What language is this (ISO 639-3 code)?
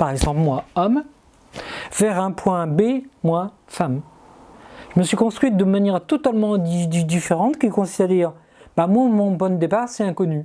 fra